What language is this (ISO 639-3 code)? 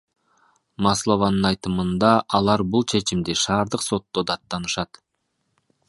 kir